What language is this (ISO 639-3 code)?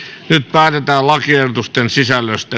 fin